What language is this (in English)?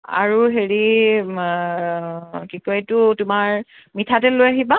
Assamese